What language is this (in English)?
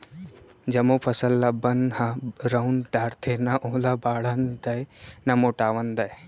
Chhattisgarhi